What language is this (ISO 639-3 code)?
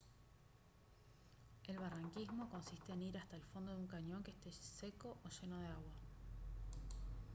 spa